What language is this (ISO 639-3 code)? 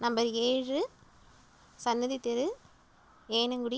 tam